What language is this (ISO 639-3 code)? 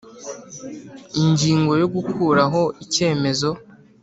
kin